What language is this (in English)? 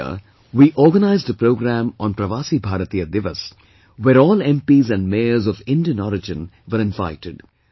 English